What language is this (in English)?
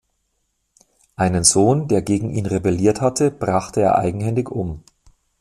German